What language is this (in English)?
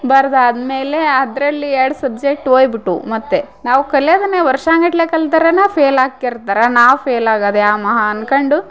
Kannada